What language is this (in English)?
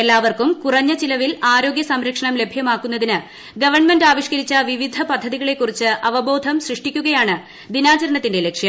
Malayalam